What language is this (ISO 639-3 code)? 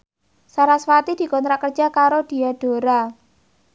jav